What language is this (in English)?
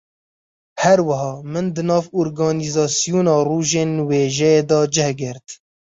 Kurdish